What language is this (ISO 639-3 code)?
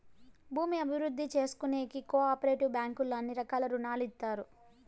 tel